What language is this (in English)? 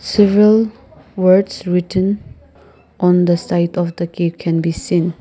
English